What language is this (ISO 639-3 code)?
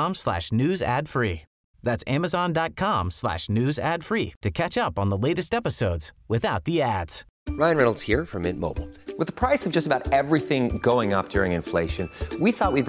swe